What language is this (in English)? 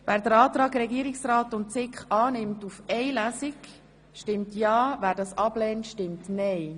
Swiss German